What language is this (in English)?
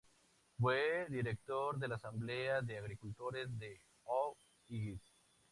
Spanish